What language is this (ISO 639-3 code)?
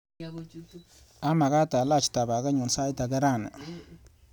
kln